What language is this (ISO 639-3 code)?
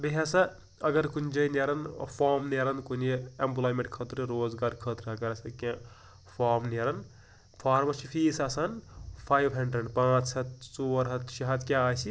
kas